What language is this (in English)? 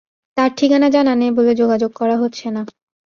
Bangla